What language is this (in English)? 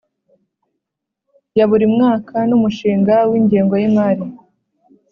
Kinyarwanda